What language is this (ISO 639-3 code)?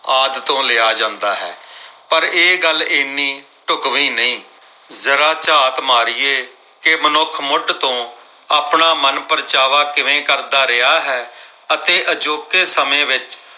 pan